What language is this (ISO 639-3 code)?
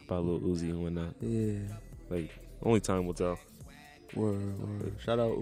eng